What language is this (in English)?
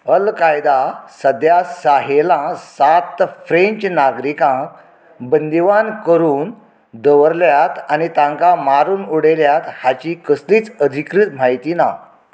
Konkani